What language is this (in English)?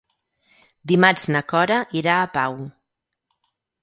Catalan